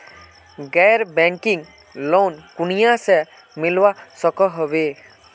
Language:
Magahi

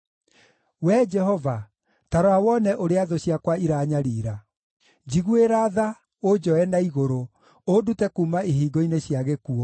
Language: Kikuyu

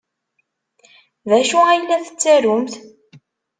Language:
Kabyle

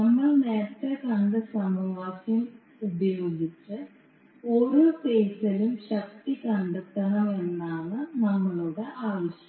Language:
Malayalam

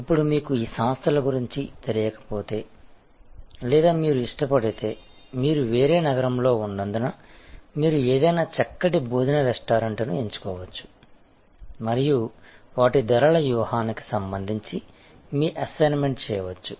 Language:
Telugu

